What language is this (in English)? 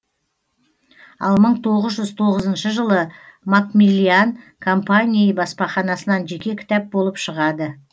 Kazakh